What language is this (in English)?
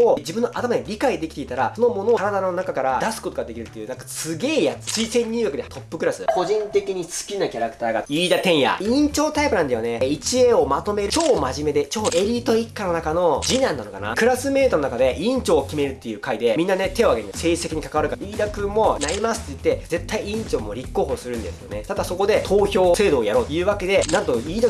Japanese